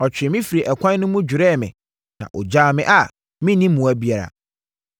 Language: Akan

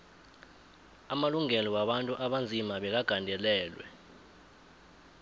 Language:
South Ndebele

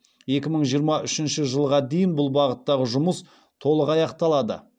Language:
Kazakh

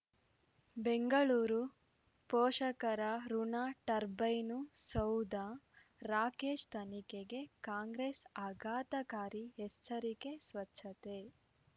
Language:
Kannada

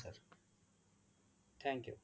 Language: Assamese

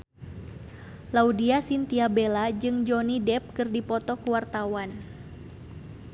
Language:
Sundanese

